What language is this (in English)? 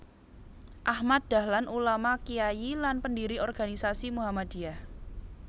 Javanese